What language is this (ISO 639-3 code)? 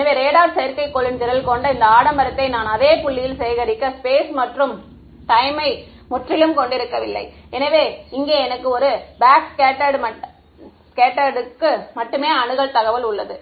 tam